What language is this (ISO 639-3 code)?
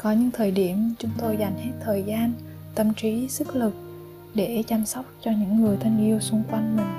vie